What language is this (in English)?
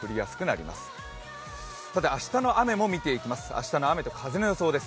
Japanese